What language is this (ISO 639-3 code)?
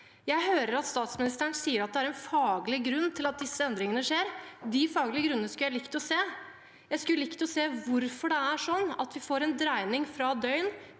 nor